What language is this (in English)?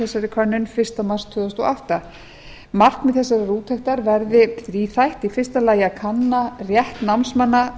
Icelandic